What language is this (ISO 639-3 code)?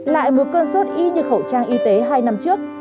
vie